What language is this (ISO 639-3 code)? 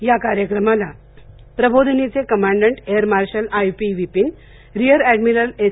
mar